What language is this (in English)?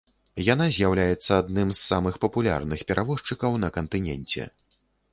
Belarusian